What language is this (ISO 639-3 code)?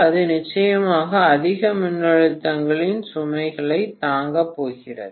tam